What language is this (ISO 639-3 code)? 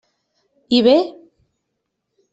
cat